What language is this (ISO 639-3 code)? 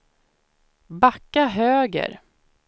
swe